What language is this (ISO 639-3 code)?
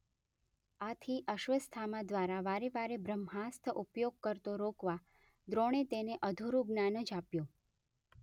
guj